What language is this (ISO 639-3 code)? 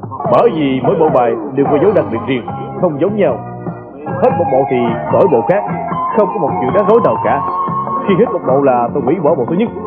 vie